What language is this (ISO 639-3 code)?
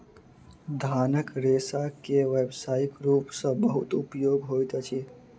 mai